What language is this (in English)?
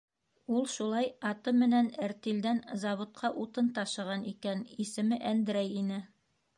Bashkir